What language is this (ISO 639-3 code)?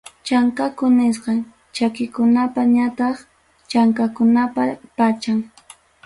quy